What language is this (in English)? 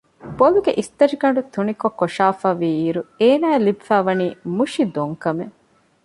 Divehi